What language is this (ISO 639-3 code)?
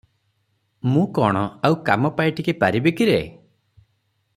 ori